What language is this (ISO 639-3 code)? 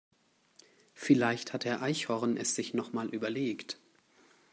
deu